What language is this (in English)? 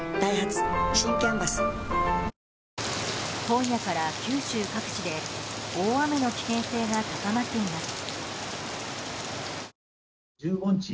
Japanese